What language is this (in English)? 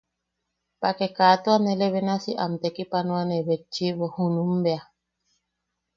Yaqui